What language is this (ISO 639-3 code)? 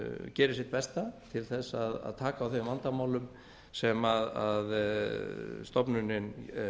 isl